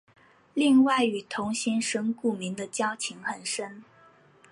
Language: Chinese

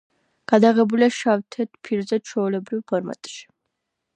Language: Georgian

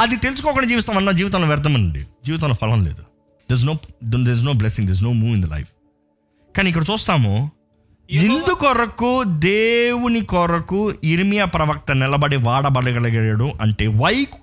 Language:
Telugu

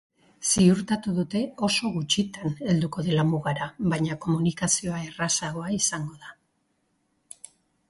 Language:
Basque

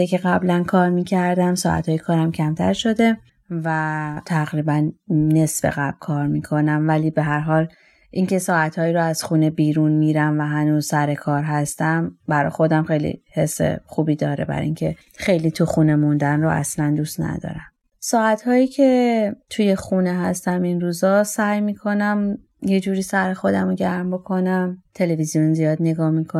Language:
Persian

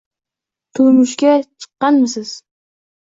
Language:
Uzbek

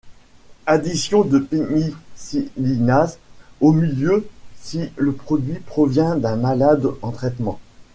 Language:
French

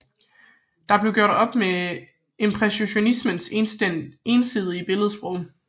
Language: Danish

